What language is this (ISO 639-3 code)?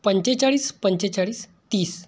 mar